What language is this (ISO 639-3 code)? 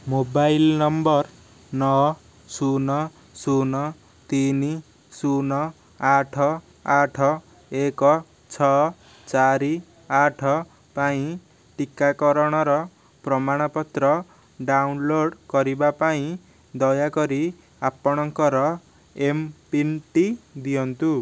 ori